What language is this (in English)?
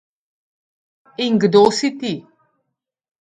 Slovenian